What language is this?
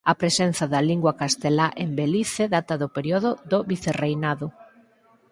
Galician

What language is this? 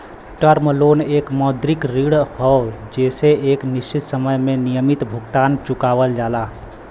Bhojpuri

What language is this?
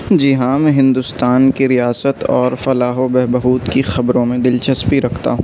Urdu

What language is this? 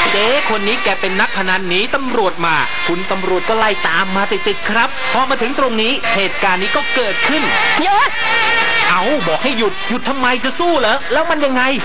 Thai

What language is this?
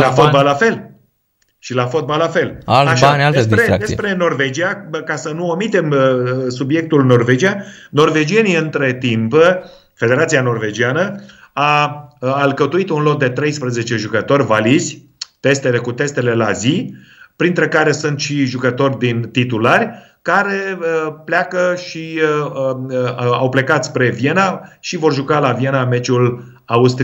Romanian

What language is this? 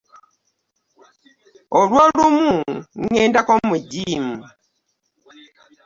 Ganda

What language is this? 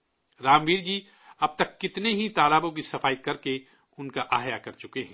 Urdu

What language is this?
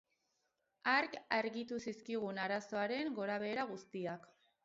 Basque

